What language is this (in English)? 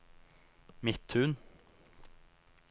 Norwegian